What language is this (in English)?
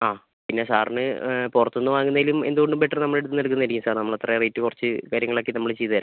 Malayalam